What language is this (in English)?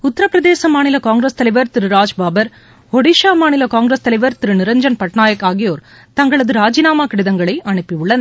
Tamil